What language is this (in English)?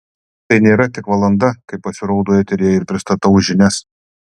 Lithuanian